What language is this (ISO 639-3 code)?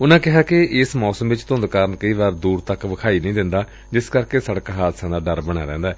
pan